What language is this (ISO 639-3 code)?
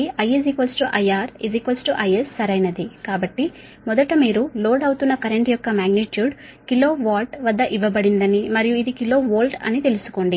tel